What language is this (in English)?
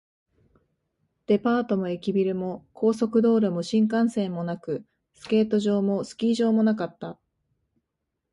Japanese